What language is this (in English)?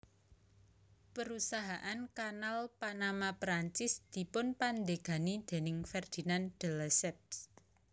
Javanese